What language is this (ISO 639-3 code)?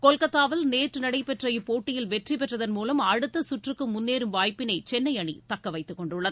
tam